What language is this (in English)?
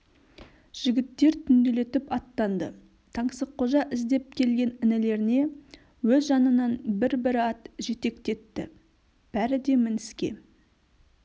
Kazakh